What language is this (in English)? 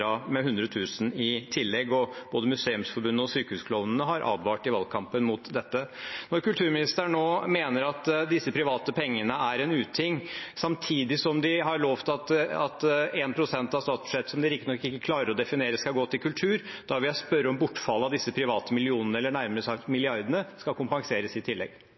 Norwegian Bokmål